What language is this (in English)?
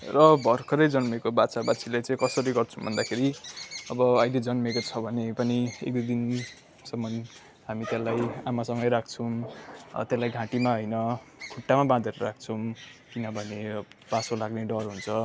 Nepali